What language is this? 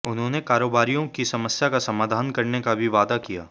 Hindi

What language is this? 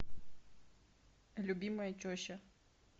Russian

